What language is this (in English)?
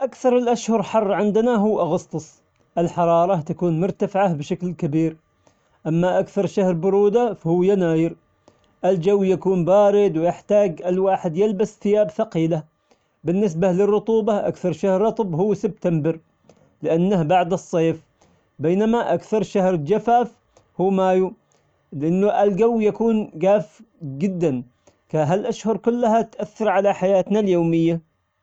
Omani Arabic